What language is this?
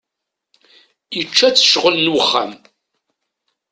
Kabyle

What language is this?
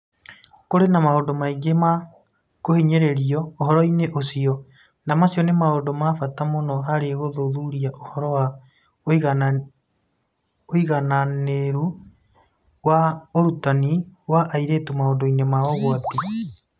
Kikuyu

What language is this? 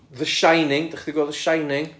Welsh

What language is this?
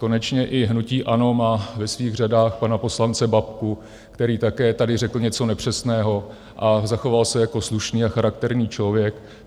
Czech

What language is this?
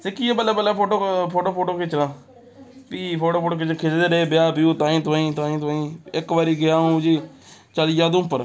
Dogri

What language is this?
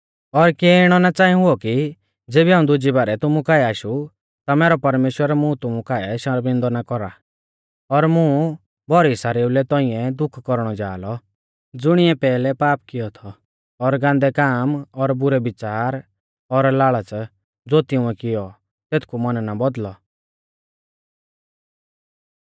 Mahasu Pahari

